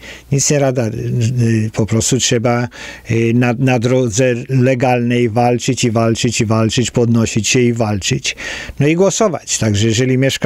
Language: Polish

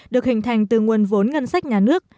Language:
Vietnamese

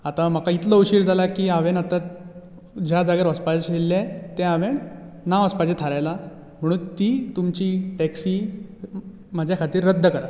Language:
Konkani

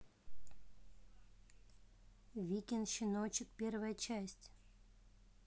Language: Russian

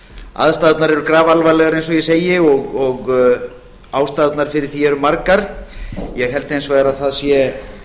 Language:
Icelandic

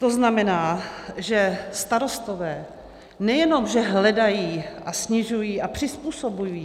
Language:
Czech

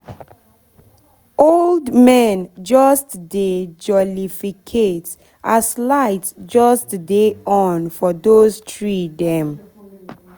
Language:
Nigerian Pidgin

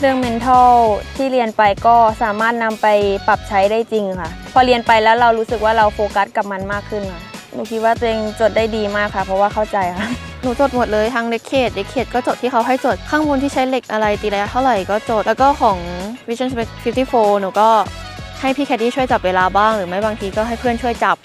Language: Thai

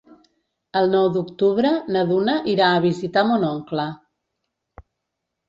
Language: Catalan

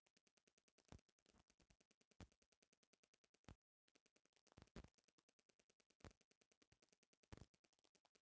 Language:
Bhojpuri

